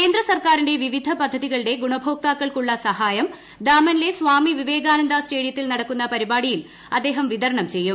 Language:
Malayalam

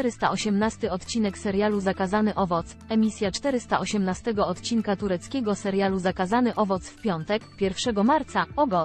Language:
Polish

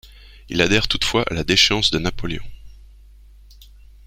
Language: French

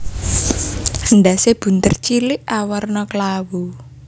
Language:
Javanese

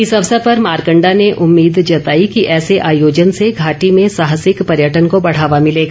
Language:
Hindi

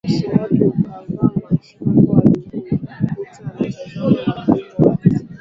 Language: Swahili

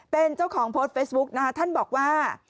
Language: Thai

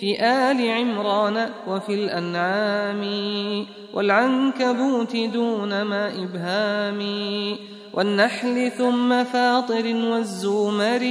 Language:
Arabic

